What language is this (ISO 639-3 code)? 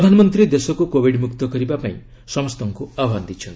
ori